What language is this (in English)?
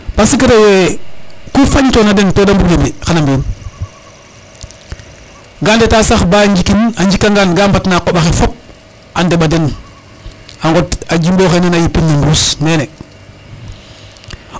Serer